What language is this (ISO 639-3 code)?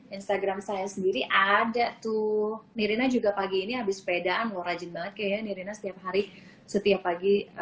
ind